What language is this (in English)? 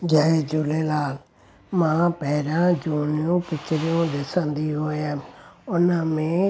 Sindhi